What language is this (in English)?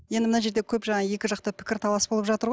Kazakh